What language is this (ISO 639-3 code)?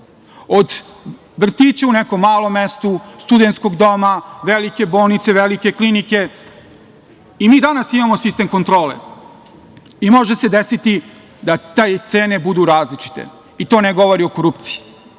srp